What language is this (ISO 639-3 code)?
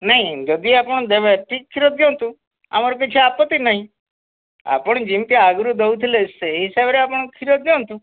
ori